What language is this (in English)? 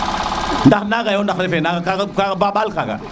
Serer